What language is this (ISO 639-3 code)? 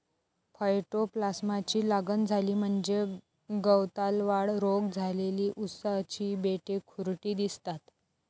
mar